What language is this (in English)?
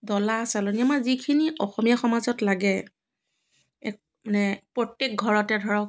Assamese